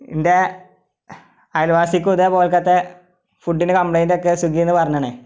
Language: Malayalam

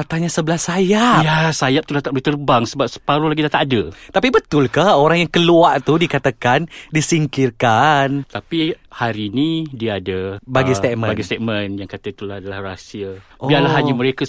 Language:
Malay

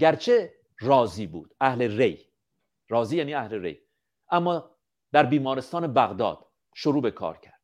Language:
Persian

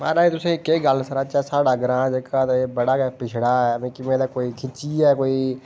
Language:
Dogri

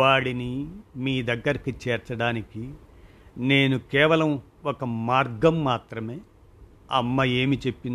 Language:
Telugu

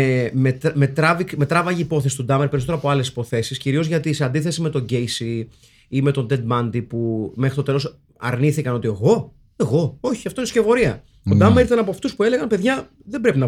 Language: Greek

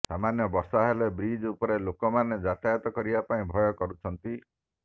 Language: Odia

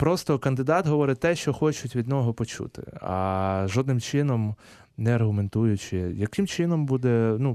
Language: Ukrainian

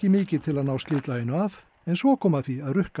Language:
Icelandic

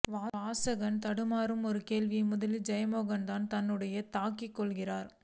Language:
Tamil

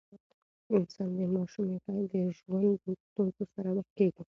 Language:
Pashto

